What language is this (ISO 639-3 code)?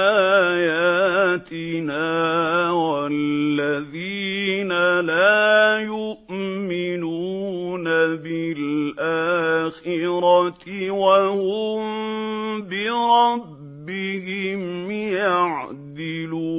ara